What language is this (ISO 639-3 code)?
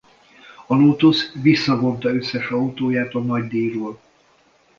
hun